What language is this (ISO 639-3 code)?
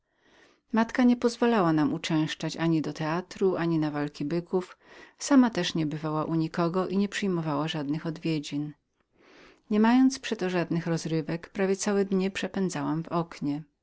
pol